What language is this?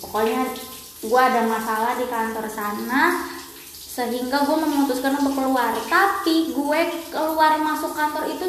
Indonesian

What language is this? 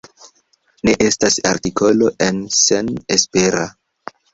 Esperanto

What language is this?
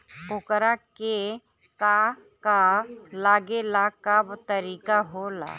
Bhojpuri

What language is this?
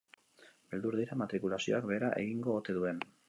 Basque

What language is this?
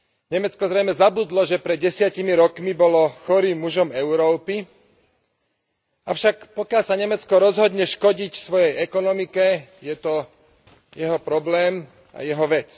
Slovak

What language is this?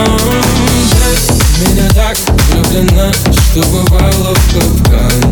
Russian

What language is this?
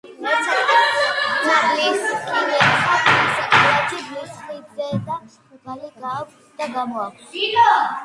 Georgian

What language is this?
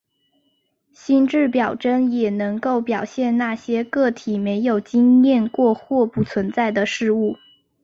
Chinese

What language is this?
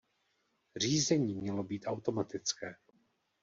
Czech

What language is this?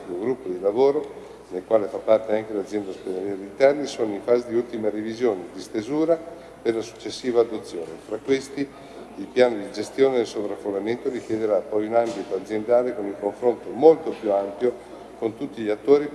Italian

